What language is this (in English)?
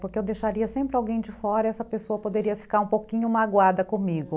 Portuguese